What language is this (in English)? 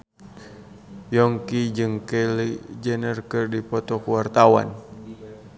Sundanese